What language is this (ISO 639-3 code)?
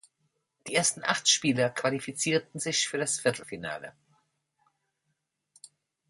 deu